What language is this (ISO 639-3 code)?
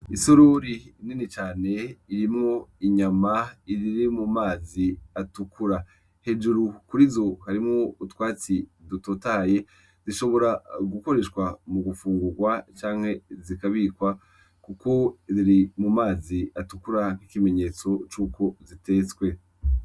run